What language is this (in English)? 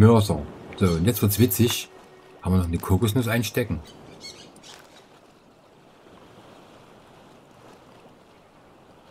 German